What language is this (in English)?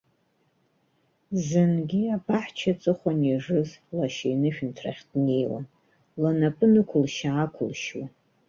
Abkhazian